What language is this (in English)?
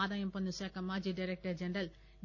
Telugu